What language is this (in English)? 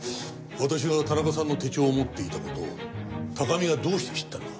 Japanese